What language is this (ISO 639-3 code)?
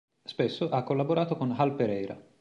ita